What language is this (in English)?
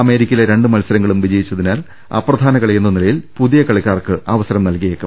Malayalam